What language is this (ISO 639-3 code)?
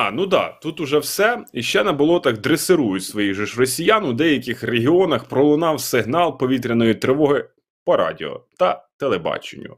ukr